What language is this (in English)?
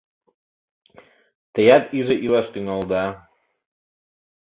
Mari